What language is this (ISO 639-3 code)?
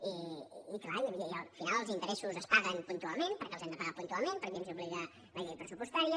cat